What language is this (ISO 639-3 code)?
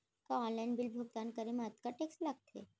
hne